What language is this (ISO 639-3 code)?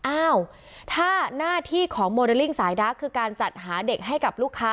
tha